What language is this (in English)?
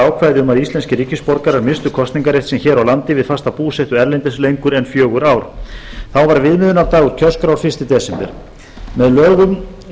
Icelandic